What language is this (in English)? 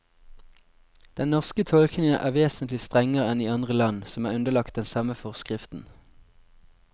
Norwegian